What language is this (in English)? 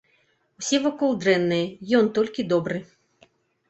Belarusian